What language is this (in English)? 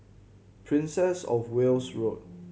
English